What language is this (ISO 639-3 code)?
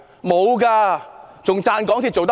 yue